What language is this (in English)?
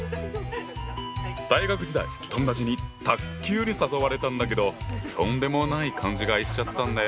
Japanese